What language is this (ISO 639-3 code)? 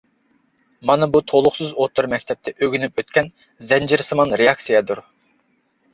uig